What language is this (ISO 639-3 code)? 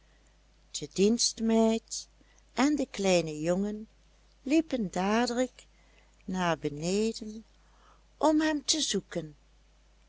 nld